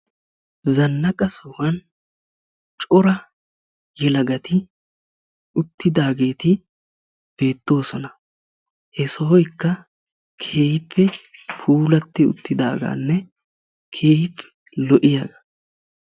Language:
Wolaytta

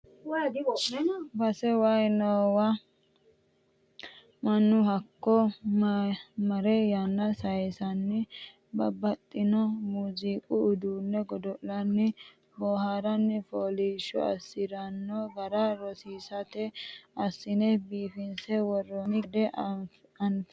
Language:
Sidamo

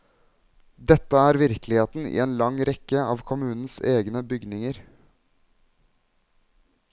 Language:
Norwegian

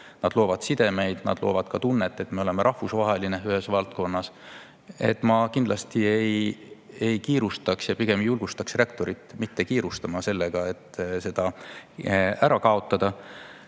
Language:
Estonian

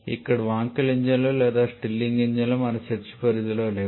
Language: Telugu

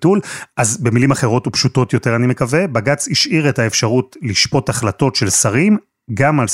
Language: Hebrew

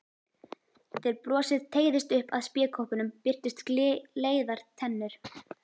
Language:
Icelandic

